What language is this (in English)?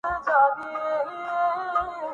Urdu